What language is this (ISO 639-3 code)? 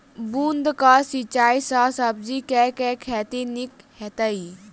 mai